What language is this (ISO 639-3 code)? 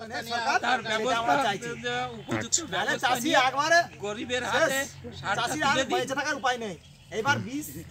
ron